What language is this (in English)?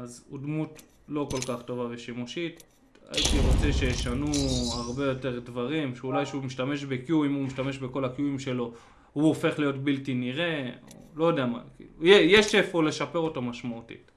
Hebrew